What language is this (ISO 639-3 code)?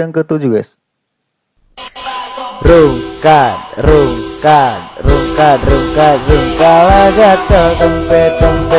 ind